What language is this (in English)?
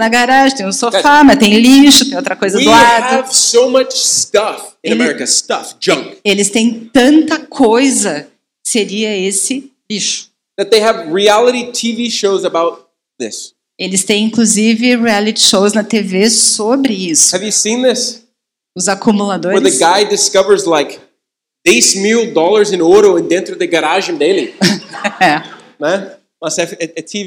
Portuguese